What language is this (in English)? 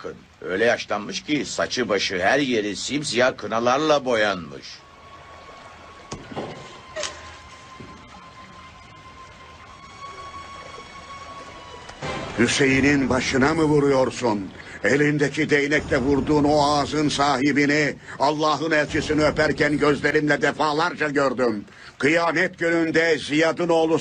Turkish